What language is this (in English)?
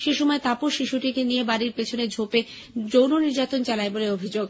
Bangla